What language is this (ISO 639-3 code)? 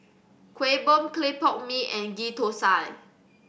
eng